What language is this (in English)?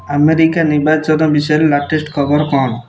Odia